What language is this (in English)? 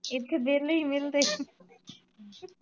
Punjabi